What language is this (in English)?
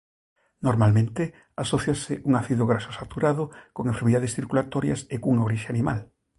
Galician